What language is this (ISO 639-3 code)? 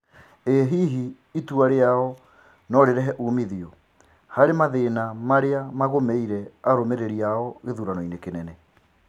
kik